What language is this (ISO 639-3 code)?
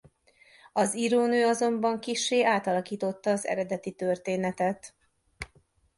hun